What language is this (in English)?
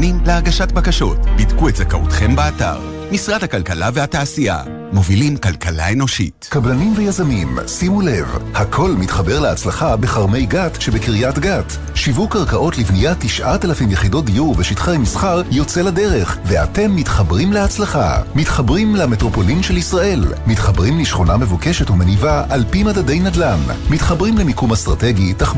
Hebrew